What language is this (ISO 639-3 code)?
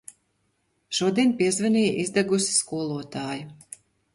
lav